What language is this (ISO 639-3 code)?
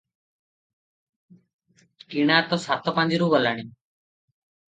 ori